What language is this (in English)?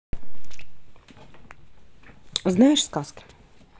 Russian